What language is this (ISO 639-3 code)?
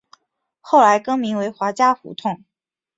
zho